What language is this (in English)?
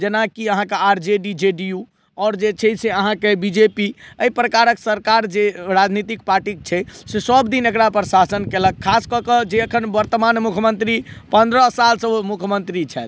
Maithili